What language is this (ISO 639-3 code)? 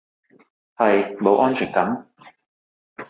yue